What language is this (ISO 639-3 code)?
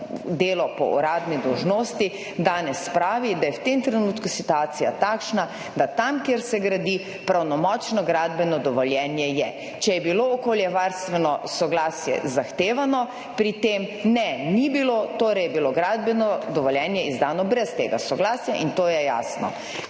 slv